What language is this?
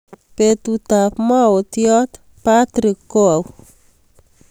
Kalenjin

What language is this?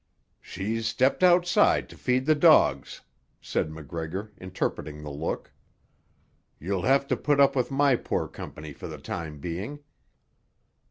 English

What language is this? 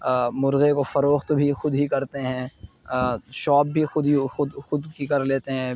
Urdu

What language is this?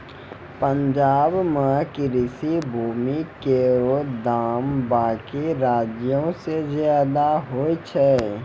Maithili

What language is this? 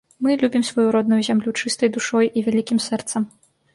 Belarusian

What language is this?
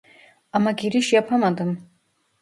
Turkish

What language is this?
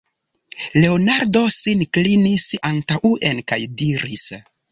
Esperanto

